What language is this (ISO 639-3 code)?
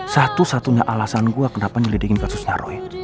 ind